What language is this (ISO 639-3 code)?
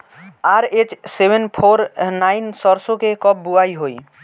bho